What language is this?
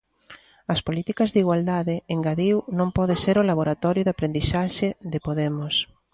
Galician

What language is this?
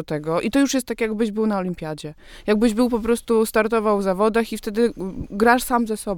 Polish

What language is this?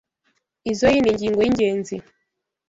Kinyarwanda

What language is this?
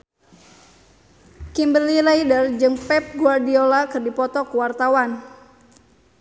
Sundanese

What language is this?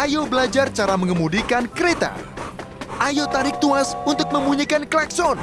Indonesian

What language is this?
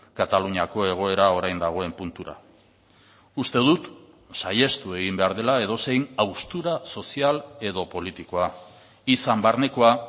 Basque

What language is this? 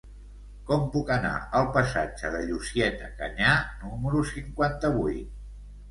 Catalan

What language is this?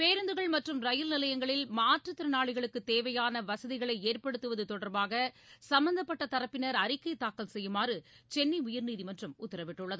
Tamil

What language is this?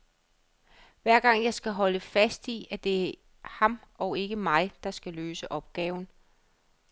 Danish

